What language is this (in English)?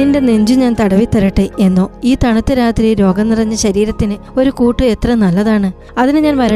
Malayalam